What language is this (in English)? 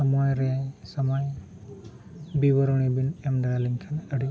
Santali